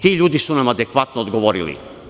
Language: Serbian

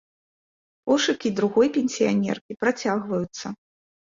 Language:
Belarusian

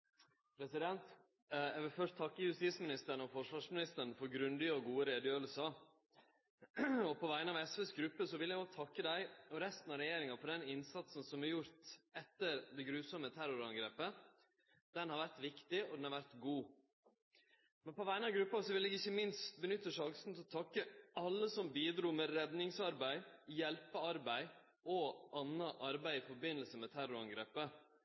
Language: Norwegian Nynorsk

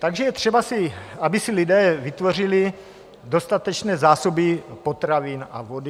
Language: Czech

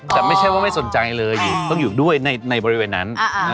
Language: Thai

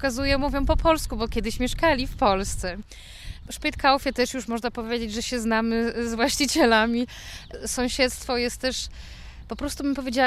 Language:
Polish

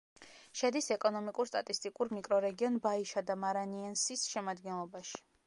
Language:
Georgian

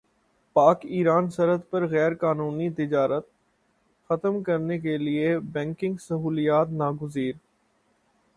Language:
Urdu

